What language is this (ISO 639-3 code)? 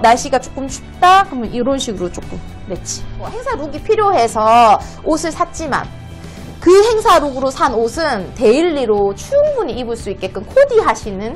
kor